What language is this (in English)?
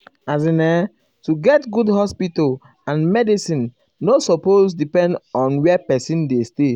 Nigerian Pidgin